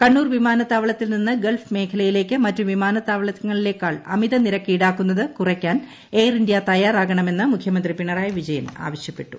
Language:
Malayalam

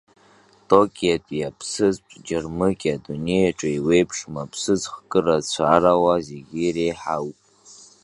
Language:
Abkhazian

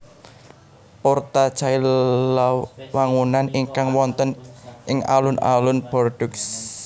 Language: Javanese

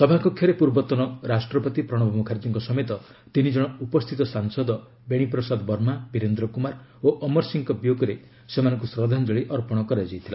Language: Odia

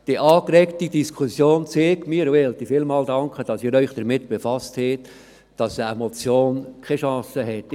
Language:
Swiss German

